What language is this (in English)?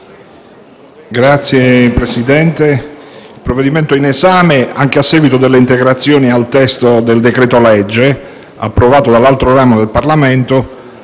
Italian